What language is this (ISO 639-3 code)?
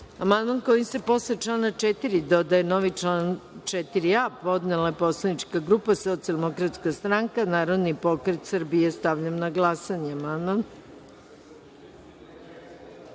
srp